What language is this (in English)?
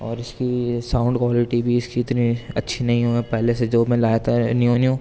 Urdu